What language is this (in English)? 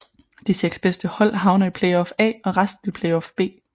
Danish